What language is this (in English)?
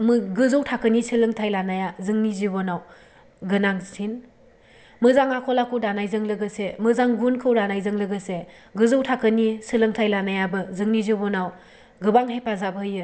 Bodo